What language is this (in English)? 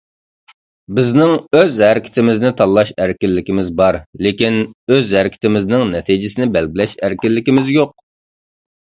Uyghur